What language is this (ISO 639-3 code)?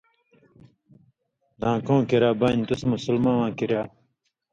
mvy